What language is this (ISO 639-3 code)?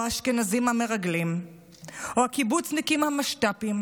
heb